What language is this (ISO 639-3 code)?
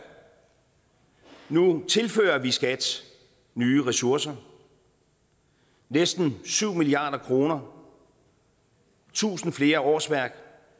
dan